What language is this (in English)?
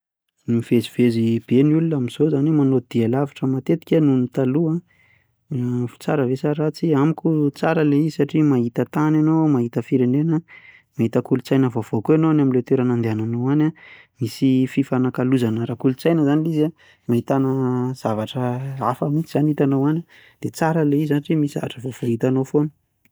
Malagasy